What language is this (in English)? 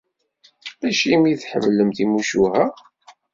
Kabyle